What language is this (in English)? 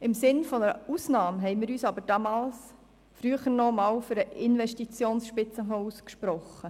Swiss German